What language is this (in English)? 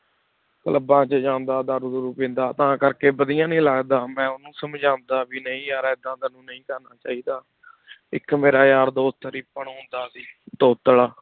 Punjabi